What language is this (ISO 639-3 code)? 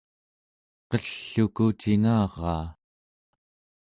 esu